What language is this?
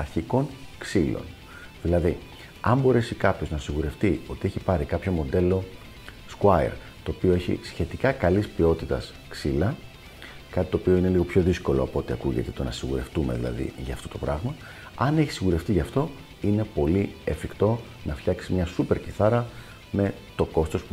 Greek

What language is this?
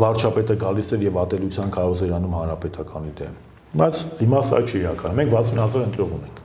Turkish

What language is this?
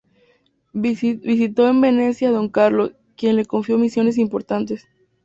Spanish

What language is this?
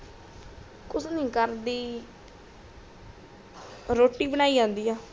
Punjabi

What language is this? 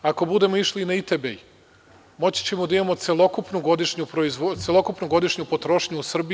Serbian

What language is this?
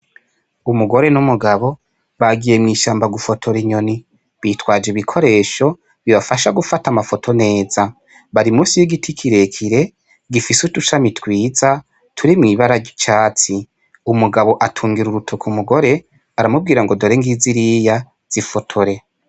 Rundi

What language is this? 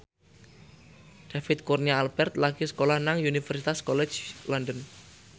Javanese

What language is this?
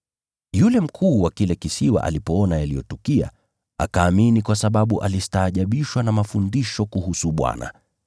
Swahili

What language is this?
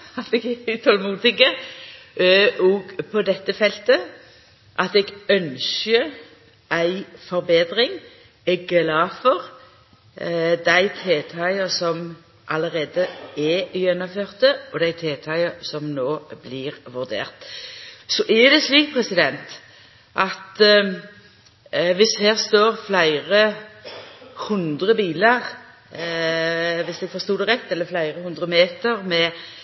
Norwegian Nynorsk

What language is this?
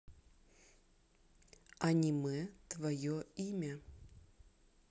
Russian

